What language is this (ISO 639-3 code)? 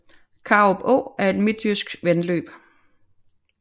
dan